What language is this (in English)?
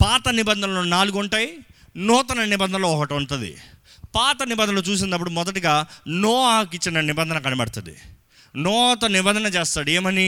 Telugu